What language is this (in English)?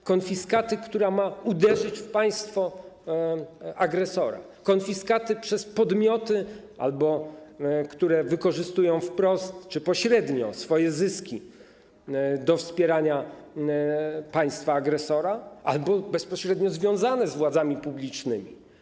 Polish